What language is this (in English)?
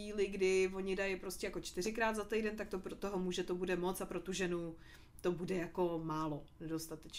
Czech